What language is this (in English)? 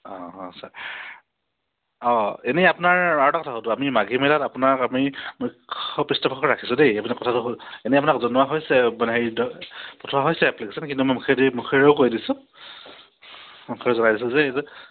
Assamese